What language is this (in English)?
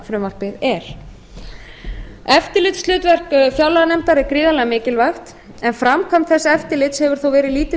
Icelandic